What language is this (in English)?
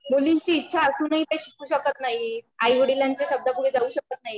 Marathi